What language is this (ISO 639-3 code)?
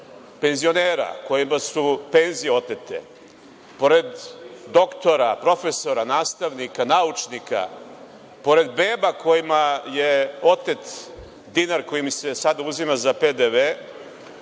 srp